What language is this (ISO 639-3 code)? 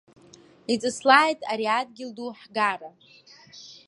abk